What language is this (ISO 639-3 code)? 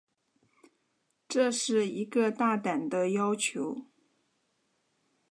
zho